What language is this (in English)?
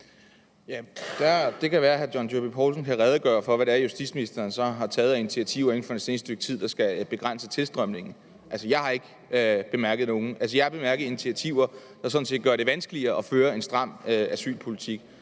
Danish